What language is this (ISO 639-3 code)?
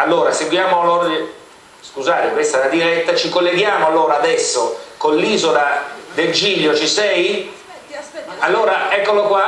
ita